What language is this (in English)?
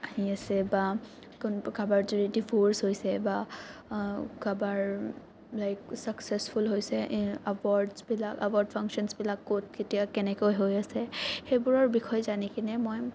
Assamese